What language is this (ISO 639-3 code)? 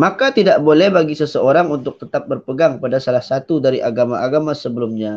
msa